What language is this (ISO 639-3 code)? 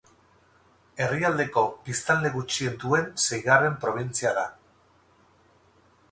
eus